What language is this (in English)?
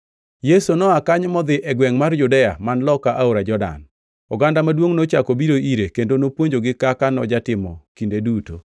Luo (Kenya and Tanzania)